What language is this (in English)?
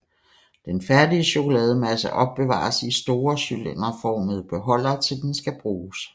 Danish